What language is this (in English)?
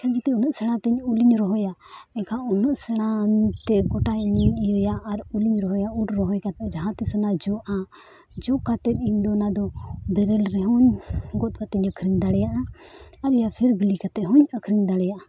Santali